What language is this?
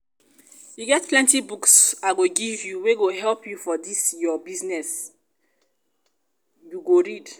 Nigerian Pidgin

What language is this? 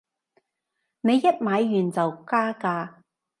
Cantonese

